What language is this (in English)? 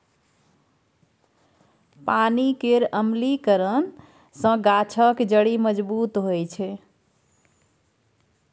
Maithili